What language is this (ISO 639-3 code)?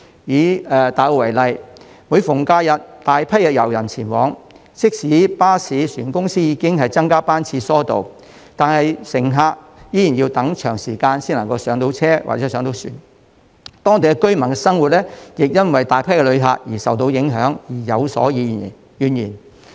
yue